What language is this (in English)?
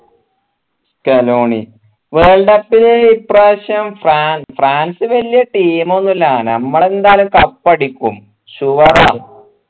Malayalam